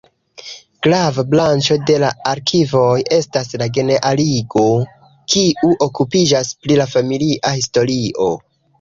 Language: Esperanto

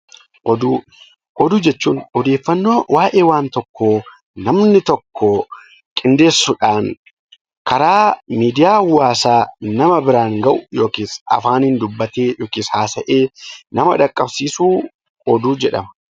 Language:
Oromo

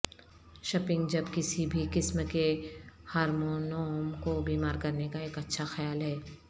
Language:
Urdu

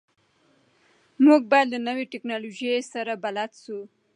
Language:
Pashto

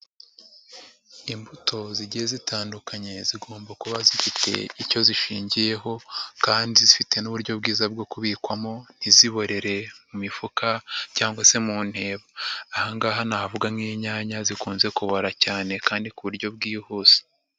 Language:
Kinyarwanda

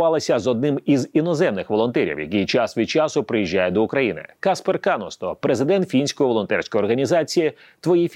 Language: Ukrainian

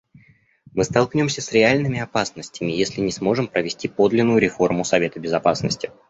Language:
Russian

